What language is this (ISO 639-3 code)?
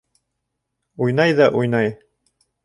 bak